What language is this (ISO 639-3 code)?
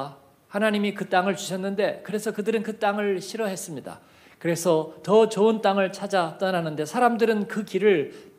kor